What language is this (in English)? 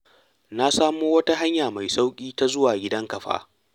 Hausa